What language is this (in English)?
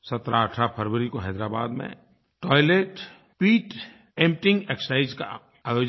Hindi